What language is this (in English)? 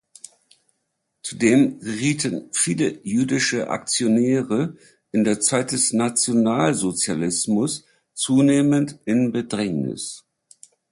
German